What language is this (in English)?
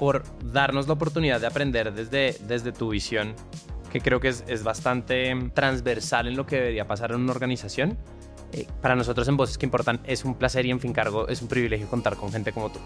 Spanish